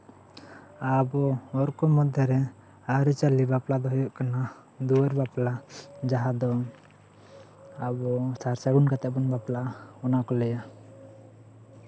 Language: Santali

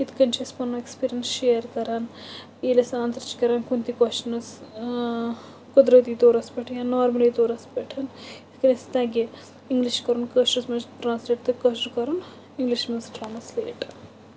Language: Kashmiri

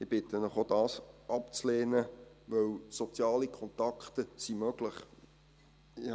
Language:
Swiss German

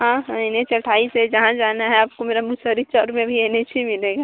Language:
Hindi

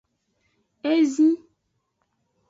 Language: Aja (Benin)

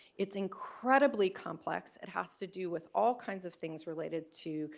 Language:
English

